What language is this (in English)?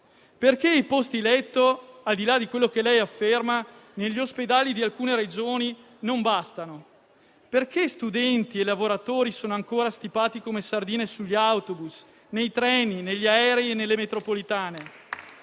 Italian